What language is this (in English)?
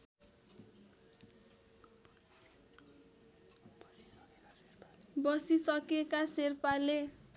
Nepali